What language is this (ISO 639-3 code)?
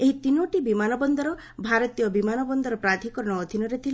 ori